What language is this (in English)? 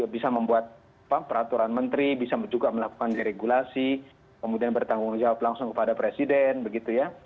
Indonesian